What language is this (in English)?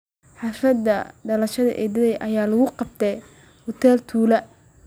Somali